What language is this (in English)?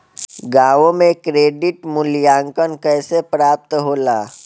Bhojpuri